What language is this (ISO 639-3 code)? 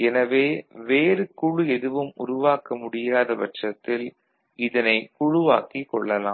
tam